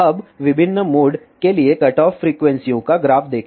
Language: Hindi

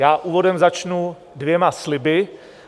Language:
Czech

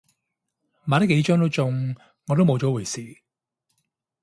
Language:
Cantonese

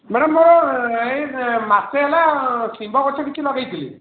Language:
Odia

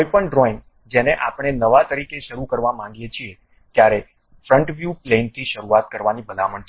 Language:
Gujarati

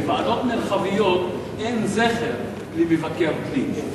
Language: Hebrew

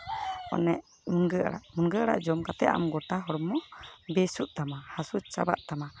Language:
Santali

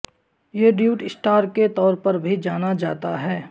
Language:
Urdu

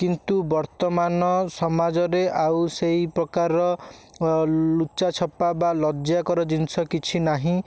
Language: Odia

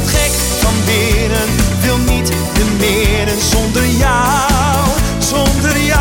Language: Dutch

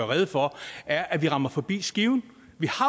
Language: Danish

